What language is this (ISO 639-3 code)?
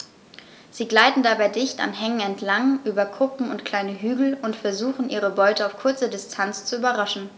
deu